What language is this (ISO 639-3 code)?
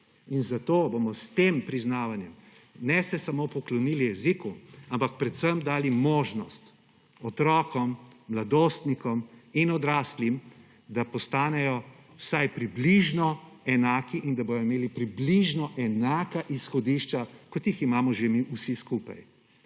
slv